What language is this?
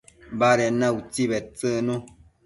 Matsés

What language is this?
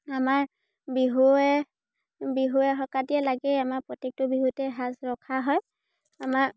Assamese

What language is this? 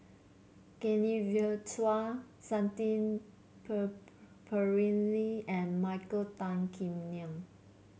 English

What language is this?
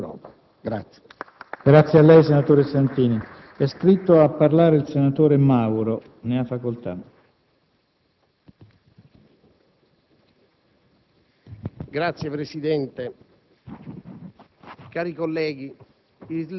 Italian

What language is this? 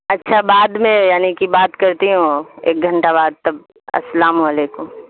Urdu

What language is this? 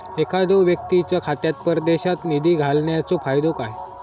Marathi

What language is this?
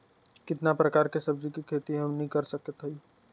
Bhojpuri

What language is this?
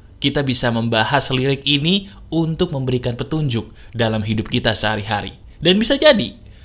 Indonesian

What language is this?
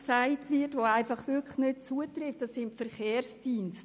Swiss German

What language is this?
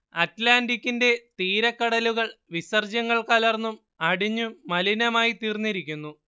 Malayalam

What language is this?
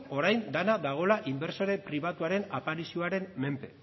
Basque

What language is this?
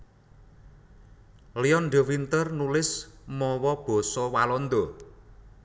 Javanese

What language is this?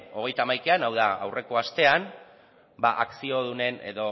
Basque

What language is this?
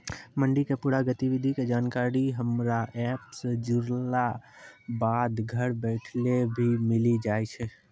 Maithili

